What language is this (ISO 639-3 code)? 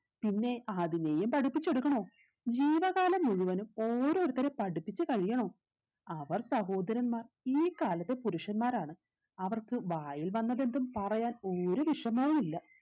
mal